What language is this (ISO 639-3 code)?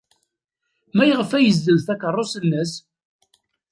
kab